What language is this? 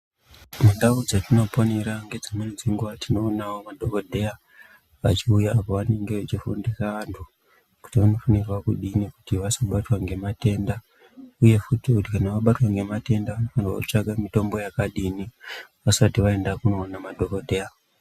Ndau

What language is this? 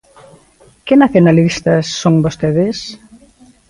Galician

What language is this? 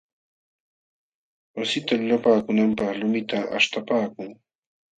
Jauja Wanca Quechua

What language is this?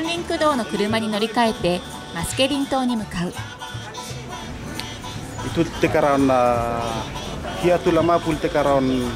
Japanese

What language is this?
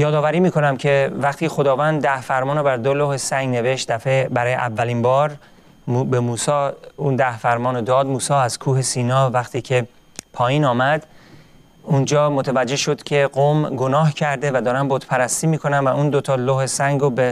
Persian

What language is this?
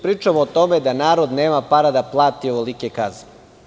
Serbian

